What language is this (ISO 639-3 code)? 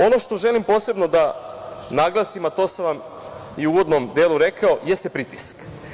srp